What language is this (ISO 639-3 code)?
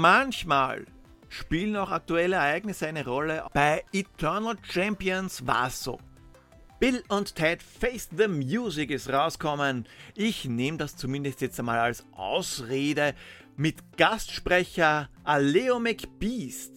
deu